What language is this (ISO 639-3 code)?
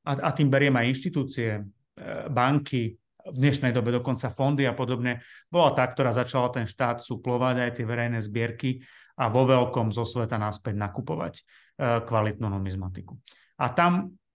slk